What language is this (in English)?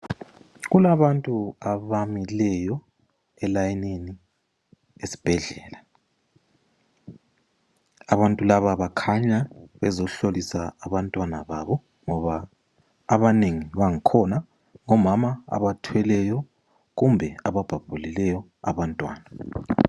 North Ndebele